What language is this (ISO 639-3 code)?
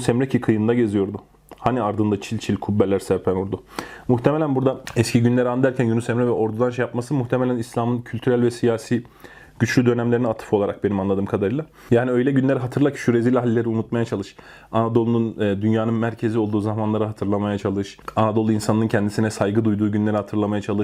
tur